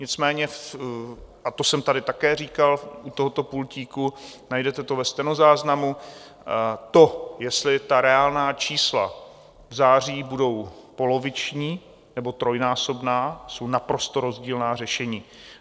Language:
Czech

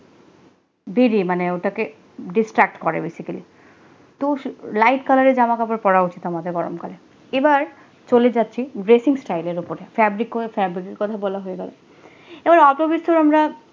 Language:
Bangla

